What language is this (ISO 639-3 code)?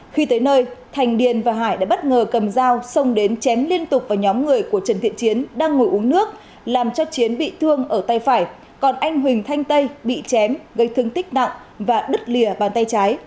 vie